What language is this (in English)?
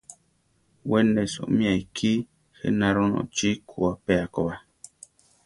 Central Tarahumara